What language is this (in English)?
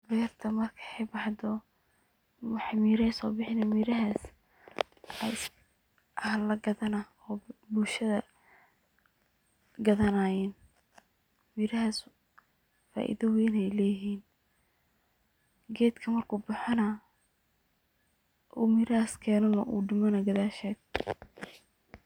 Somali